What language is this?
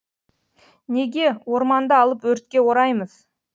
Kazakh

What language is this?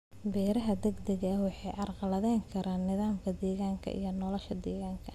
Somali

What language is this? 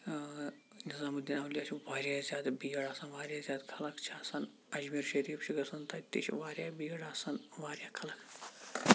Kashmiri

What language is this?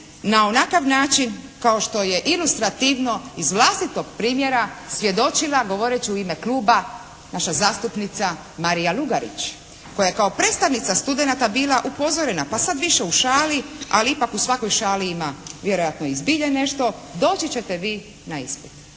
Croatian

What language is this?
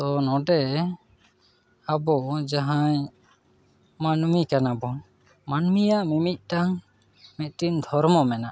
Santali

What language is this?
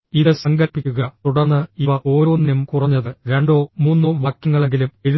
Malayalam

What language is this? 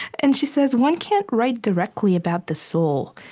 English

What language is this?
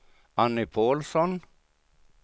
Swedish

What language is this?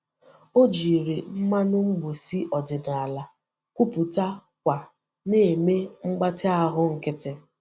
Igbo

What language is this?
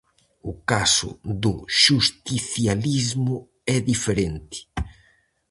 Galician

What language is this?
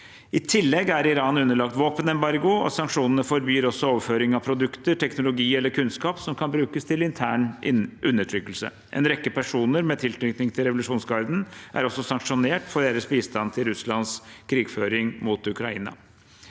Norwegian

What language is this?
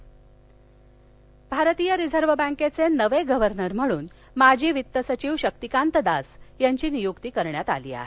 Marathi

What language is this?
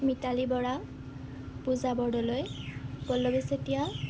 Assamese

